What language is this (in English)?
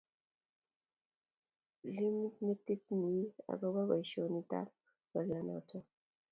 Kalenjin